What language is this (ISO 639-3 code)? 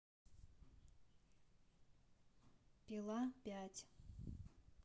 rus